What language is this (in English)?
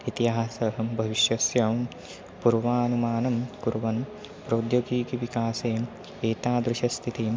Sanskrit